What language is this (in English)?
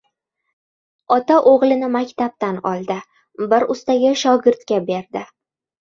Uzbek